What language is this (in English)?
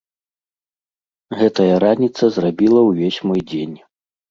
Belarusian